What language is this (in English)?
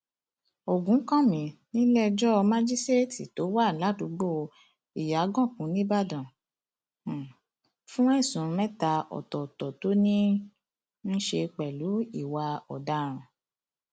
Yoruba